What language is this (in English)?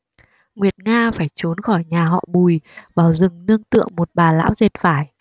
Vietnamese